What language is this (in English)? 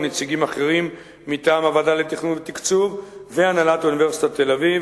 Hebrew